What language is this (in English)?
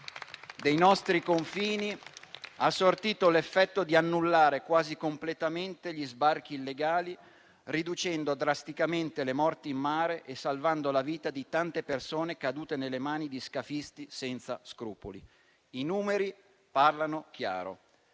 Italian